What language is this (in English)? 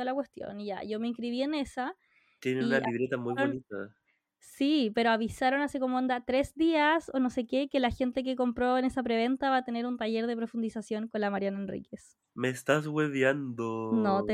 Spanish